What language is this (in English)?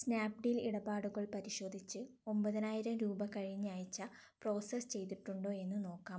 Malayalam